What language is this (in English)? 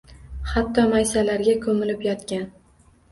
Uzbek